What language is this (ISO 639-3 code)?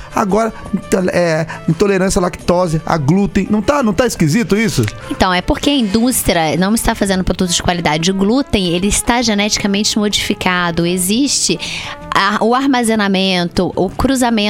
por